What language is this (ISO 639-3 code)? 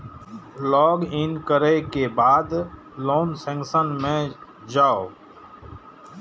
mai